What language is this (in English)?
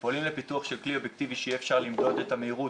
Hebrew